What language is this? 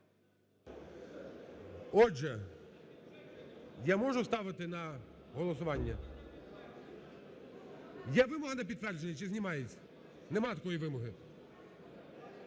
Ukrainian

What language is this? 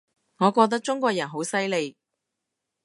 Cantonese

